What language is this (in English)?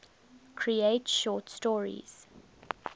English